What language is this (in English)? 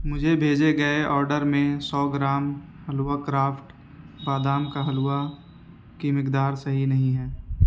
Urdu